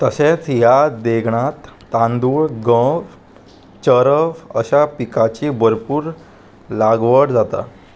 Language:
Konkani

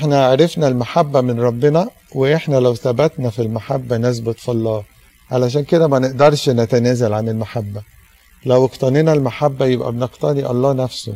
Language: Arabic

